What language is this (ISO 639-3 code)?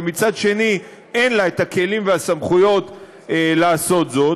heb